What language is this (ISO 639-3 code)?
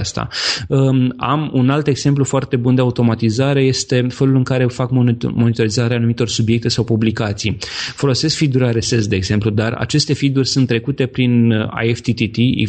ron